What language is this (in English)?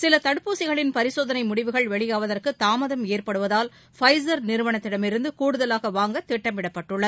Tamil